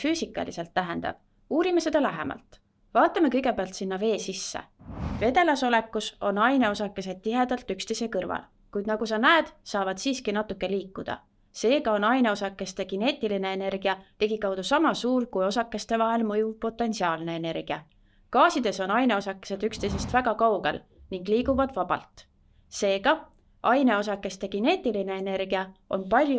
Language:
Estonian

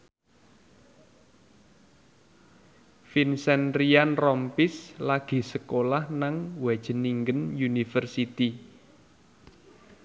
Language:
Javanese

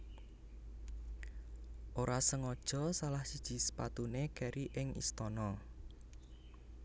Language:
Javanese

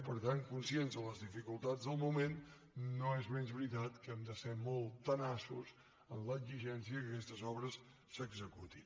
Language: Catalan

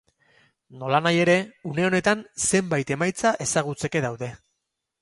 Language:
Basque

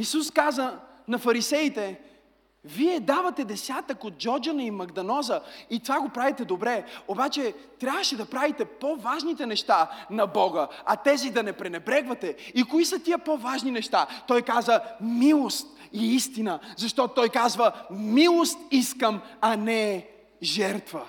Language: Bulgarian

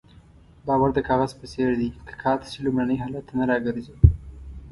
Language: Pashto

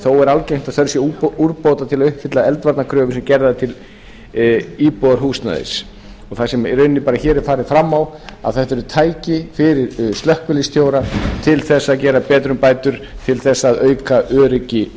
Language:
Icelandic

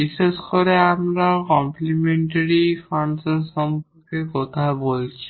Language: Bangla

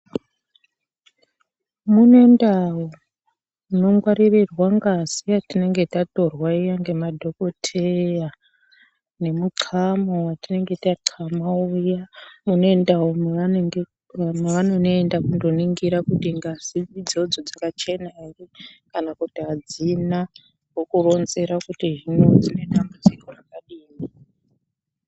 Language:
Ndau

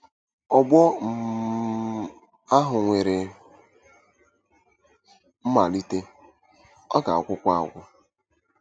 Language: Igbo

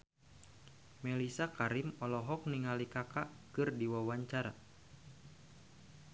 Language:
Sundanese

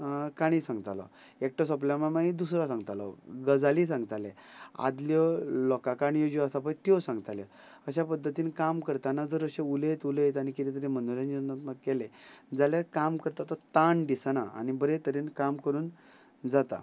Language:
Konkani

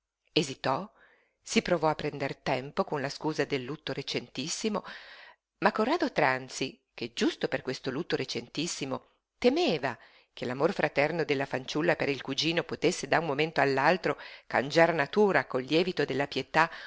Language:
Italian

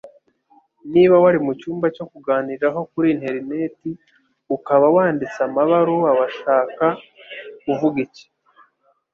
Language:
Kinyarwanda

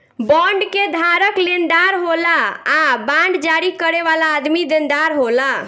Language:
Bhojpuri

